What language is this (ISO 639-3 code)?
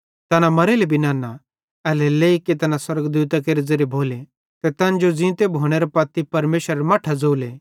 bhd